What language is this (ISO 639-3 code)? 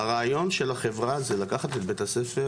heb